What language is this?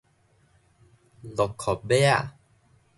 Min Nan Chinese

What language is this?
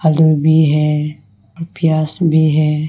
Hindi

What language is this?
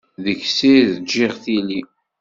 Kabyle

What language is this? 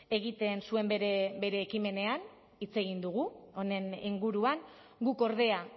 Basque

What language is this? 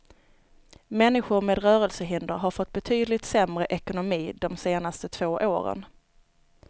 Swedish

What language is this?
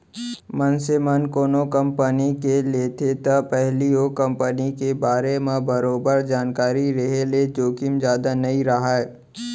Chhattisgarhi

